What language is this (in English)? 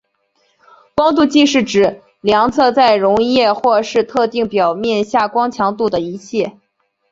Chinese